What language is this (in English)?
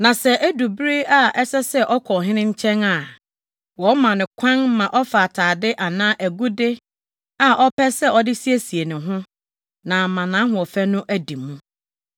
Akan